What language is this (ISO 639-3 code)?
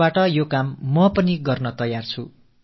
tam